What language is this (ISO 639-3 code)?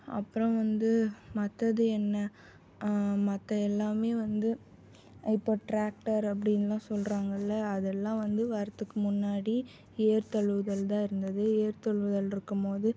tam